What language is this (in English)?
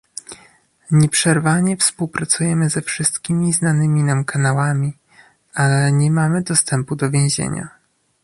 Polish